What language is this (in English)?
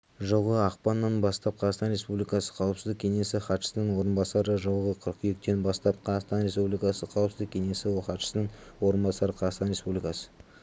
Kazakh